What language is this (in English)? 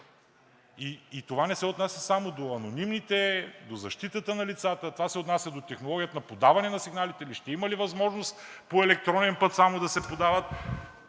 Bulgarian